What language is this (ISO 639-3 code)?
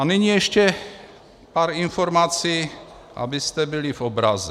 ces